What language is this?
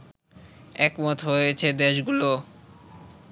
Bangla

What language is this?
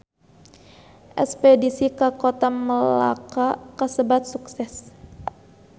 Sundanese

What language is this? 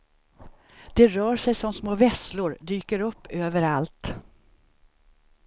Swedish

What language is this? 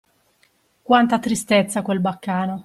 Italian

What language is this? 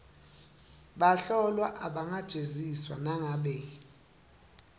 Swati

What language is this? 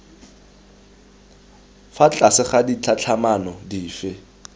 Tswana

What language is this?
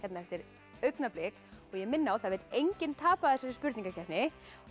Icelandic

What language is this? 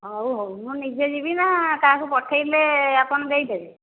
Odia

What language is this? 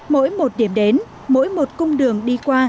Vietnamese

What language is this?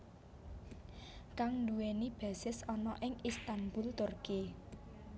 Javanese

